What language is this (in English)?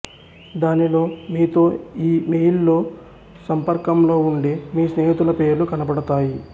Telugu